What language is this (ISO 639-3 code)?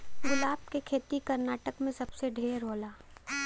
bho